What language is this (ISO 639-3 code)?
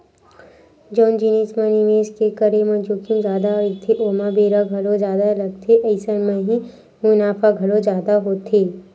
hne